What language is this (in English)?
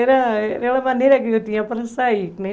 Portuguese